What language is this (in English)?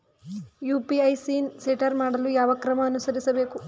Kannada